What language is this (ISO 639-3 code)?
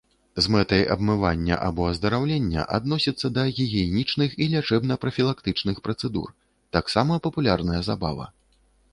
bel